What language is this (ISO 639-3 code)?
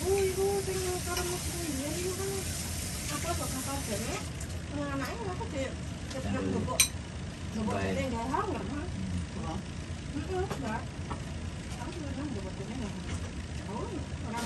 ind